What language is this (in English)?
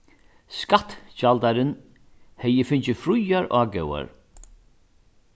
Faroese